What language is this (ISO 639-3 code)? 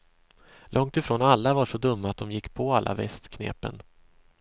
swe